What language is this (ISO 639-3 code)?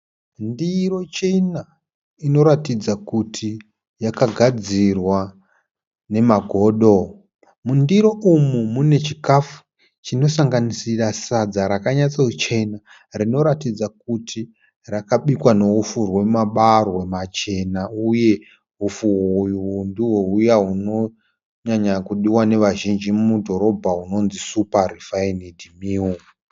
sna